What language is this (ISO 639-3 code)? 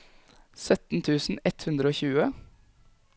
nor